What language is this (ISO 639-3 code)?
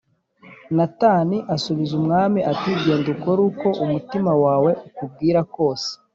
kin